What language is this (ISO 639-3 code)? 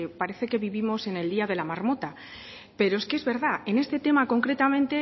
spa